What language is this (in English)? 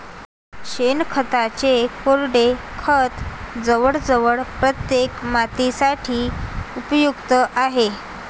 Marathi